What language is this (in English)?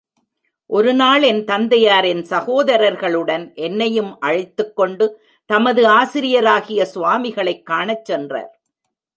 Tamil